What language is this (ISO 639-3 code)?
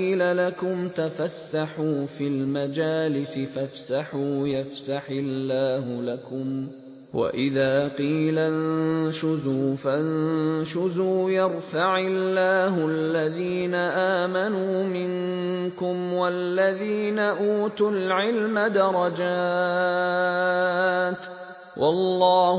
ara